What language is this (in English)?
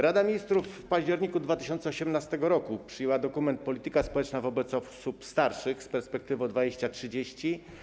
Polish